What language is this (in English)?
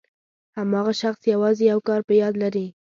Pashto